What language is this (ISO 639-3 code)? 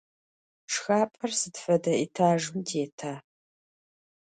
ady